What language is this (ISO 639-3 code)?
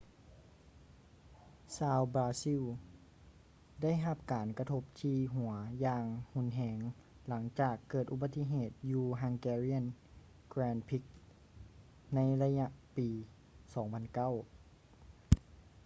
lao